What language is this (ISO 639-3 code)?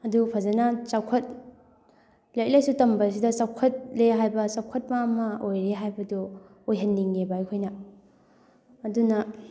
mni